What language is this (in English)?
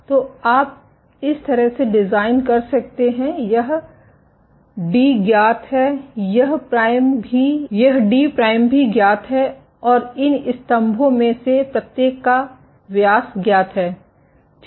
Hindi